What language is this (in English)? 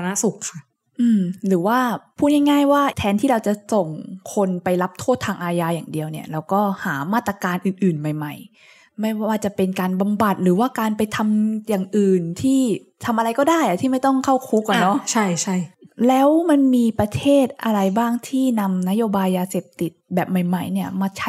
Thai